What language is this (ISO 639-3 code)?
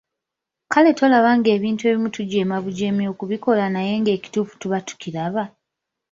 lug